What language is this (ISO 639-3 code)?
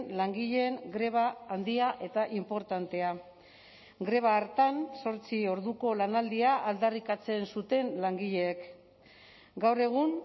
eus